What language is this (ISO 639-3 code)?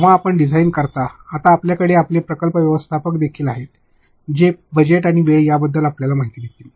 mar